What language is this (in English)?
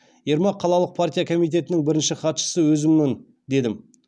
Kazakh